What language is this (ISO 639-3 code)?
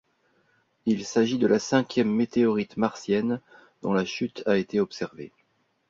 fra